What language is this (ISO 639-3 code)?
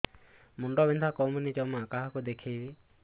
ori